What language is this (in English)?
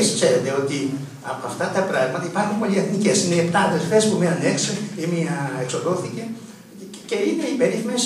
Greek